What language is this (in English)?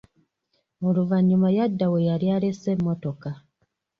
Ganda